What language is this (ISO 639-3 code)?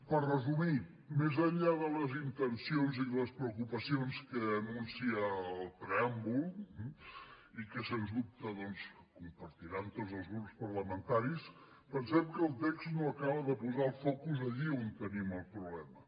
cat